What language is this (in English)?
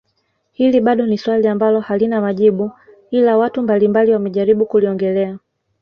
Swahili